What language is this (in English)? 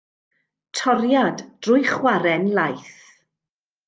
Welsh